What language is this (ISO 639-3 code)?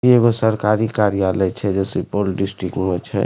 mai